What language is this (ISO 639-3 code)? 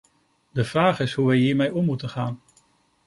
nld